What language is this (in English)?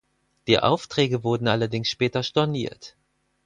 German